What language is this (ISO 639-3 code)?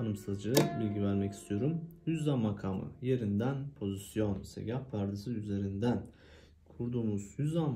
tur